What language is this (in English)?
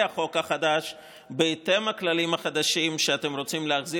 Hebrew